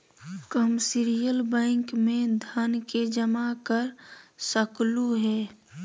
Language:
Magahi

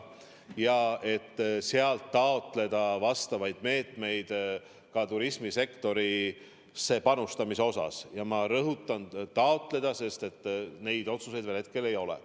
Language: Estonian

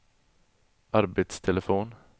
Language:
Swedish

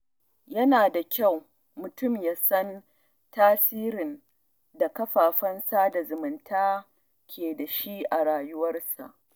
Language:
Hausa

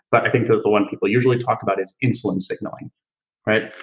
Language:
English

